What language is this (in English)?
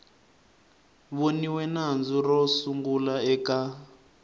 Tsonga